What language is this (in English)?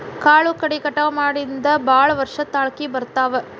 Kannada